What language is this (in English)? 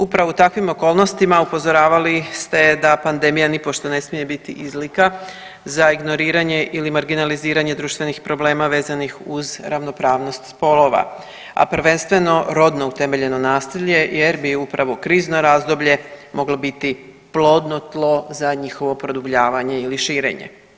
Croatian